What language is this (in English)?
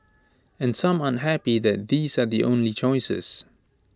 English